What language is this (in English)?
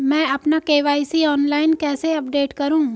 Hindi